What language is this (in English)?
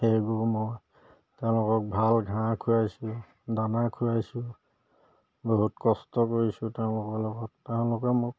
Assamese